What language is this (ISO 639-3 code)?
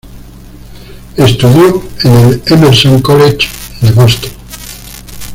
spa